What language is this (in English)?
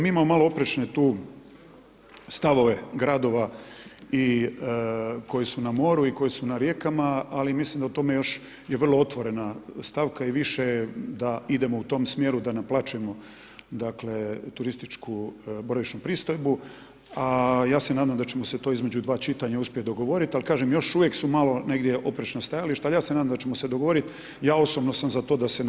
Croatian